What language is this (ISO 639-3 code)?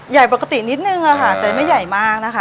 tha